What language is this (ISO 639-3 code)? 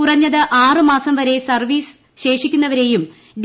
mal